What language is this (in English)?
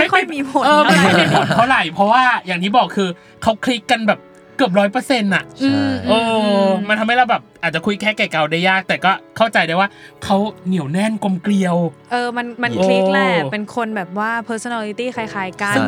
Thai